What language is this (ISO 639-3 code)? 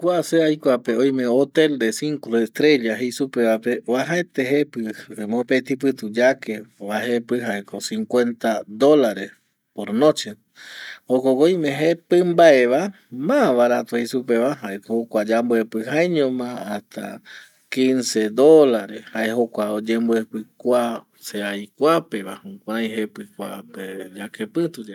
gui